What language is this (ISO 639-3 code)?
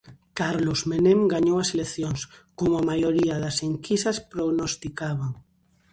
glg